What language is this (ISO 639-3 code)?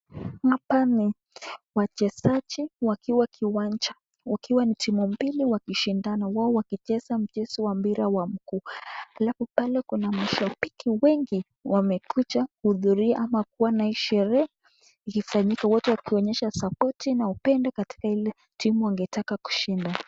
swa